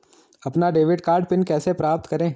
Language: Hindi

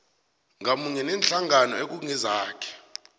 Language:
South Ndebele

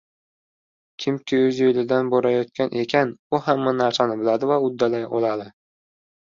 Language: Uzbek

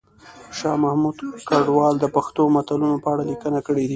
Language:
Pashto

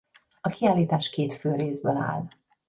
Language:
Hungarian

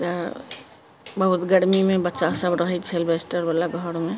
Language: Maithili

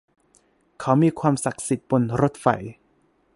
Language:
Thai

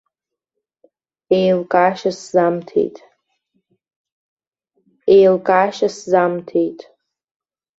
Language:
Abkhazian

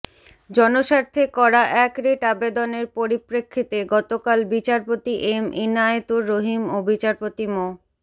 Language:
Bangla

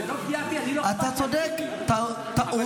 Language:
Hebrew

